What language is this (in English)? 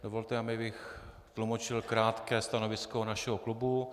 Czech